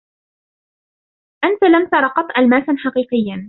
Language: Arabic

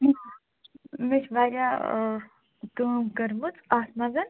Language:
Kashmiri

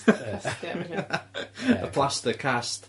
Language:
Welsh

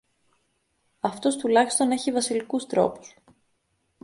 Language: Greek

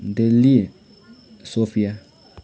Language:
Nepali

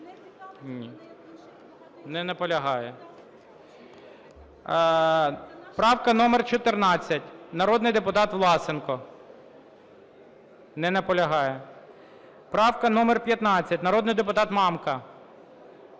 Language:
Ukrainian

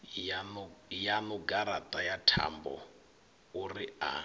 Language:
Venda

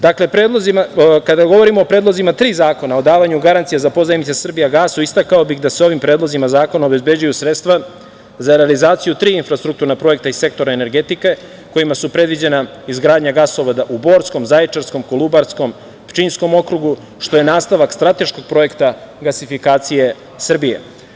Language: Serbian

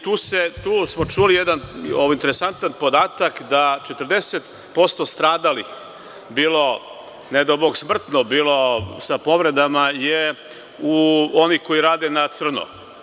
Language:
Serbian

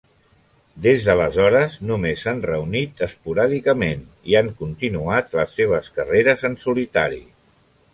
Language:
Catalan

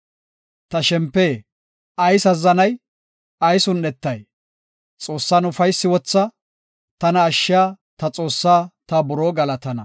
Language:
Gofa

